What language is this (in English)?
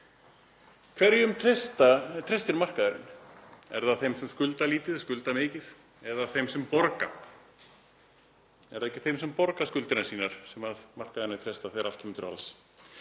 Icelandic